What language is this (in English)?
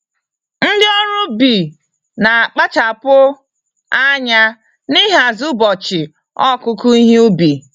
Igbo